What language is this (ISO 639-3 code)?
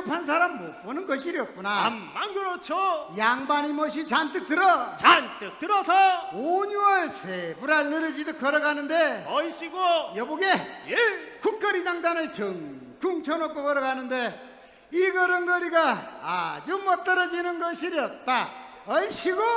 kor